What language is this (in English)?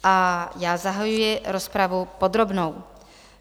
Czech